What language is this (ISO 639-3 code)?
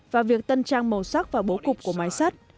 vie